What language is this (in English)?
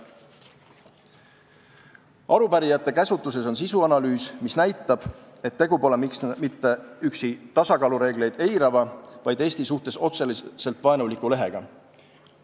Estonian